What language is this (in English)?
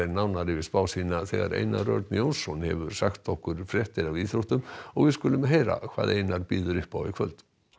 Icelandic